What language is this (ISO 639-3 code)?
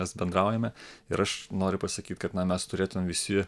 lit